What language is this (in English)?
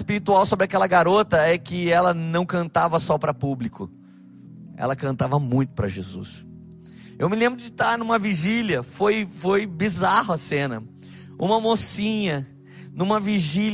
Portuguese